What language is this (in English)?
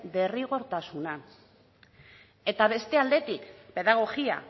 Basque